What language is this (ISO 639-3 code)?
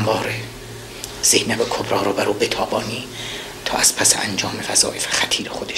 fas